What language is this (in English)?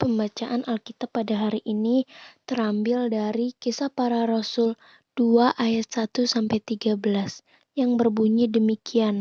Indonesian